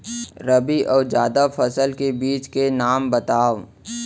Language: Chhattisgarhi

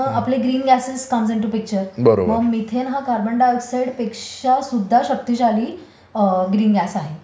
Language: Marathi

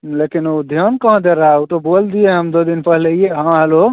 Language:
Hindi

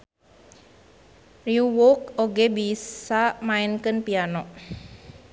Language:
Sundanese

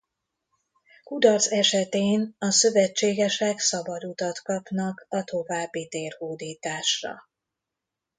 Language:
Hungarian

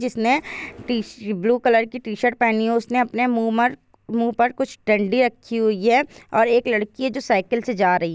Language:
Hindi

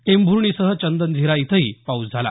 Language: Marathi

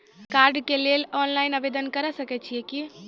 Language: Maithili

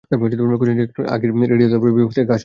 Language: Bangla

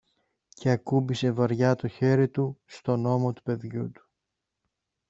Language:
Greek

